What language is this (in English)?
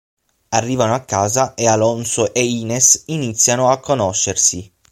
Italian